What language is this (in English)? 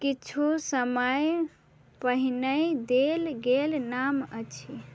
Maithili